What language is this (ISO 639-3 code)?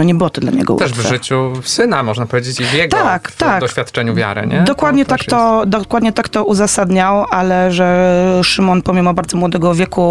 pol